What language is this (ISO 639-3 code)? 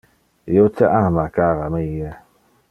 ina